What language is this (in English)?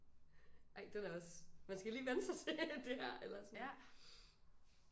Danish